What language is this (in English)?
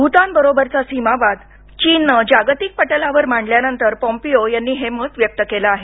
Marathi